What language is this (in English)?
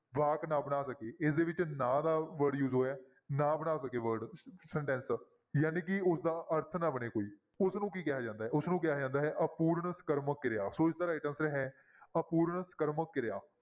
Punjabi